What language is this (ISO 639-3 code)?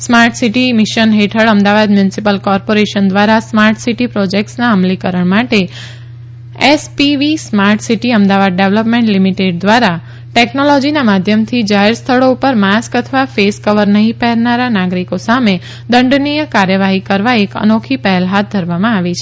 guj